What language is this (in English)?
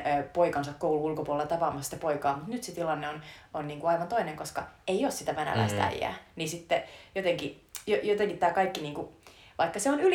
Finnish